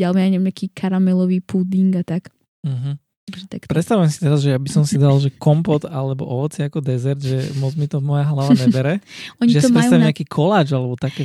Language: Slovak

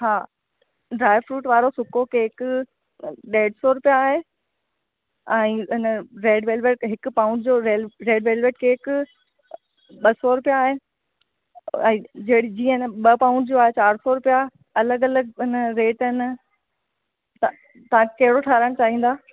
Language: Sindhi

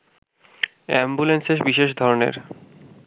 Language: Bangla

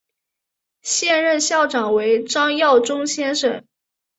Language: Chinese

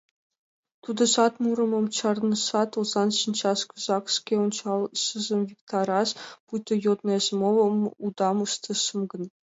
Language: Mari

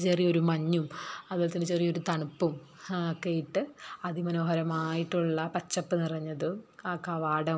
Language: Malayalam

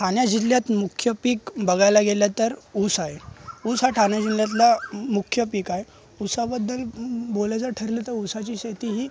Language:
Marathi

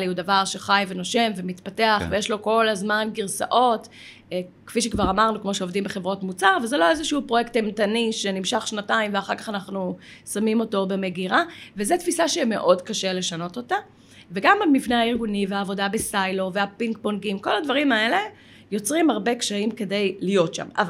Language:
Hebrew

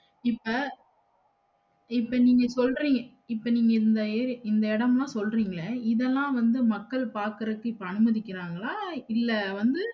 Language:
Tamil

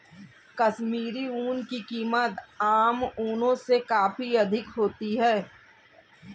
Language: Hindi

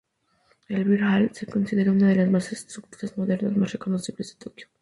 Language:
Spanish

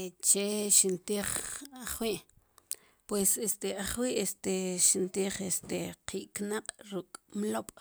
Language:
Sipacapense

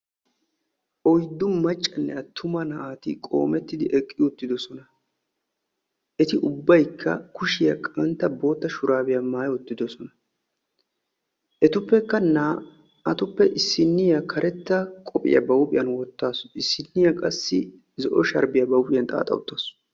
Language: Wolaytta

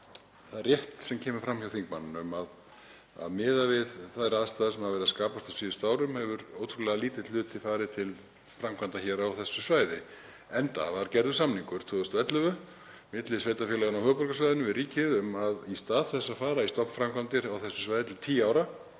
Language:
Icelandic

